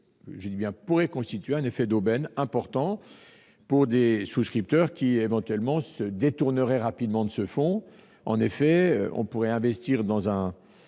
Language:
French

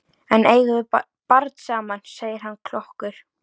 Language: Icelandic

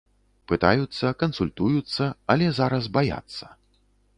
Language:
Belarusian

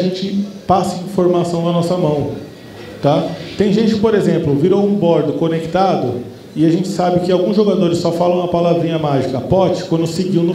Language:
Portuguese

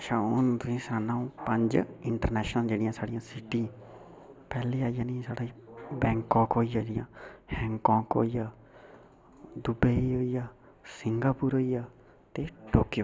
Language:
Dogri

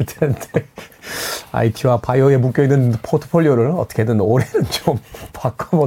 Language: Korean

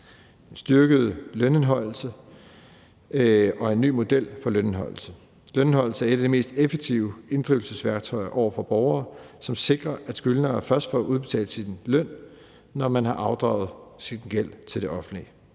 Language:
Danish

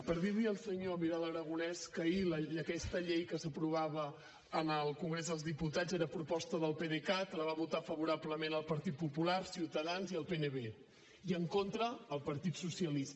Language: Catalan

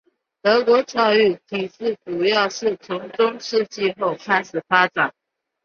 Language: Chinese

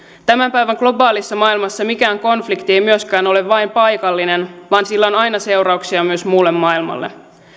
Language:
Finnish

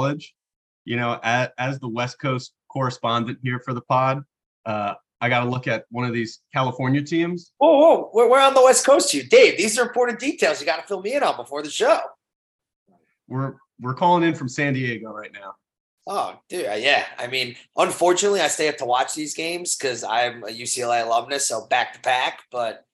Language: English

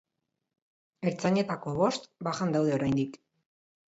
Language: Basque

